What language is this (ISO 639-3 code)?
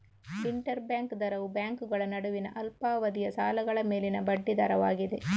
kan